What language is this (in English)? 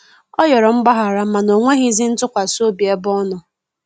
Igbo